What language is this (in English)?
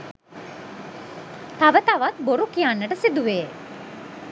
Sinhala